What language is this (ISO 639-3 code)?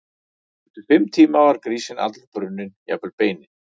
isl